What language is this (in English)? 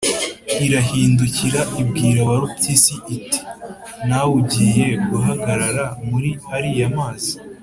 Kinyarwanda